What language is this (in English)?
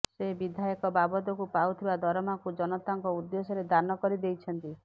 Odia